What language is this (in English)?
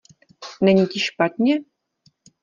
Czech